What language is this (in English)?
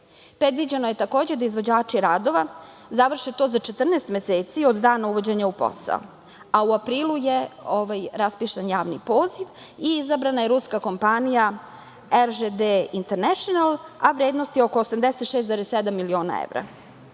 Serbian